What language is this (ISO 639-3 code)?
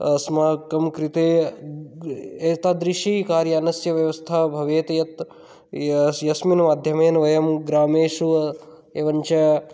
san